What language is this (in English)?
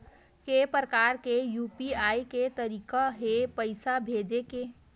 Chhattisgarhi